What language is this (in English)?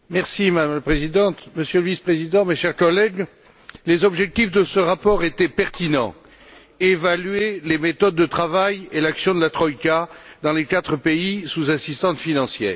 French